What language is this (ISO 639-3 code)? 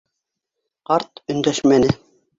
bak